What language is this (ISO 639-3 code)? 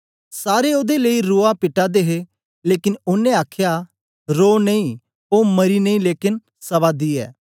doi